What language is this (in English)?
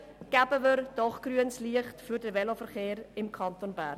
Swiss German